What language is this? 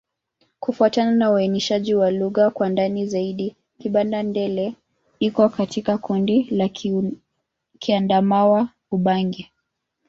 Swahili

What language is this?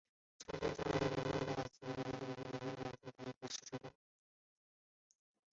Chinese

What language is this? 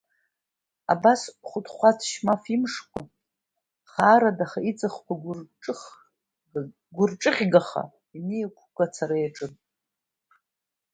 Abkhazian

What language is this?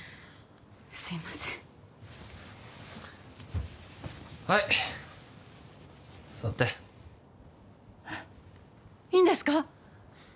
Japanese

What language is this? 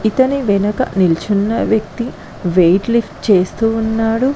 Telugu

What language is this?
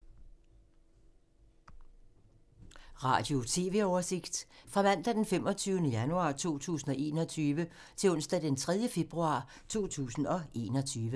Danish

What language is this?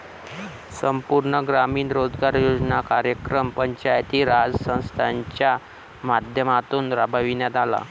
Marathi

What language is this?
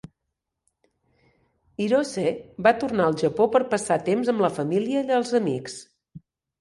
Catalan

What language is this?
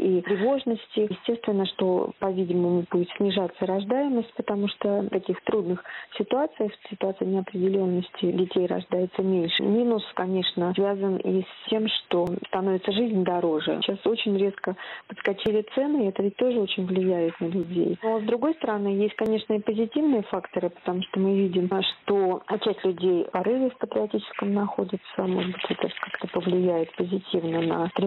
Russian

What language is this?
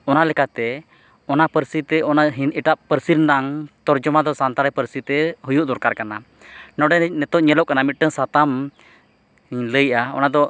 Santali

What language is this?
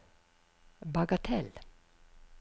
Norwegian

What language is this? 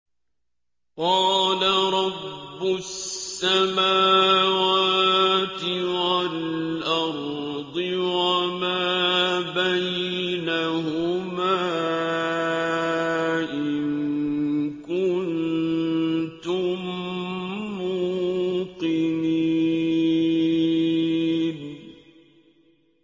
Arabic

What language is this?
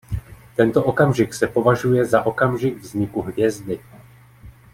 Czech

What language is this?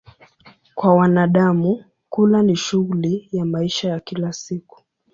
Swahili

